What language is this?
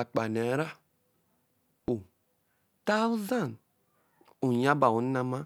Eleme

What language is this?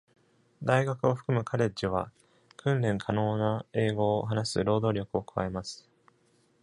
Japanese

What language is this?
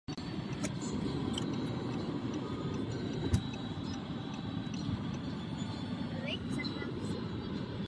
Czech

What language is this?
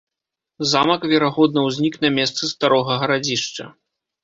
Belarusian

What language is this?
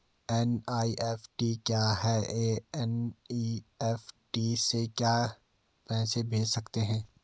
Hindi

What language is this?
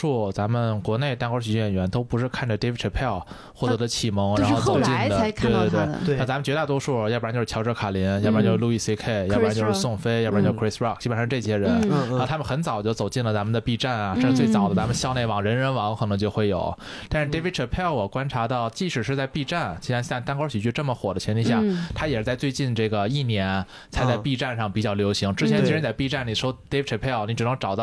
Chinese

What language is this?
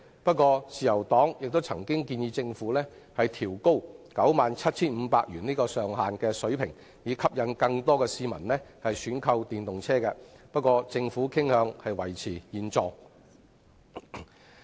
Cantonese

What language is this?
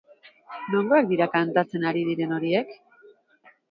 Basque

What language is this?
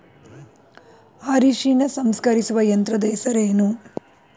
Kannada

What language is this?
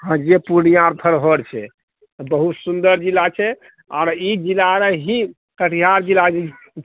Maithili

